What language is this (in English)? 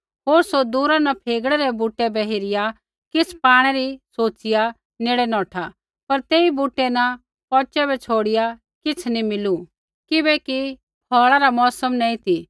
Kullu Pahari